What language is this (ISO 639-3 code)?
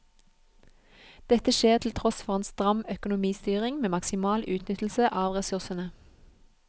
nor